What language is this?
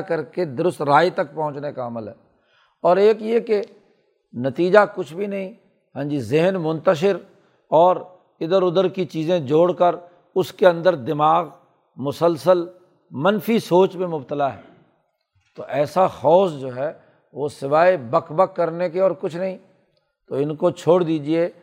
Urdu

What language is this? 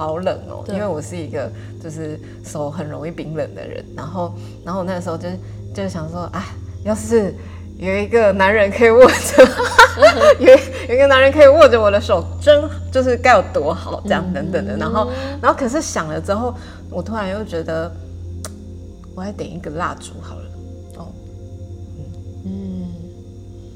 Chinese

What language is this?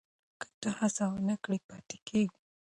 Pashto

